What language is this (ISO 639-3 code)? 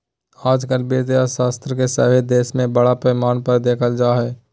mag